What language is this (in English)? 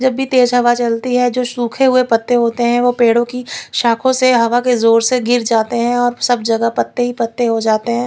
Hindi